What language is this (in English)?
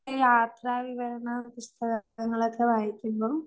Malayalam